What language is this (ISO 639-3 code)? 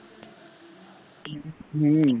mar